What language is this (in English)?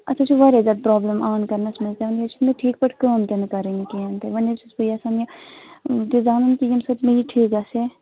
Kashmiri